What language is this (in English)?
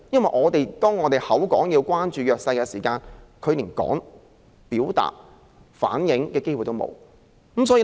Cantonese